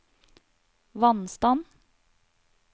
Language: Norwegian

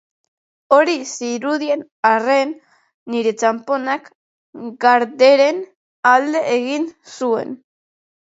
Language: Basque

